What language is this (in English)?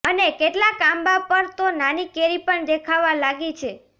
Gujarati